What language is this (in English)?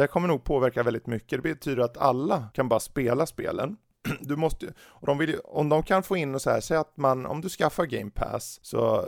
Swedish